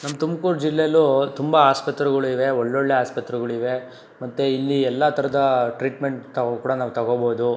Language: Kannada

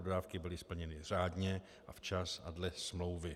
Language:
Czech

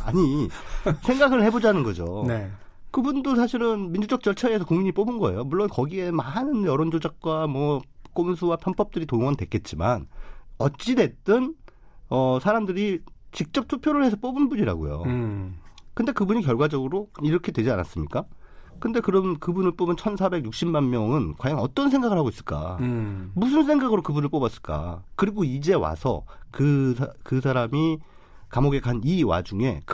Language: Korean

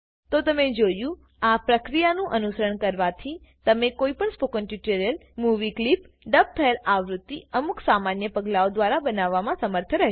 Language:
Gujarati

